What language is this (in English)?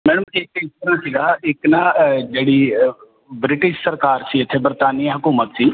Punjabi